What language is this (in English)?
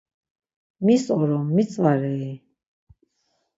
Laz